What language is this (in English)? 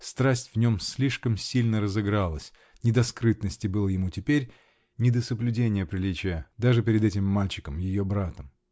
Russian